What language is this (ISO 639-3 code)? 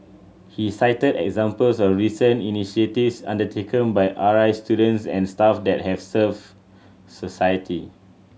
eng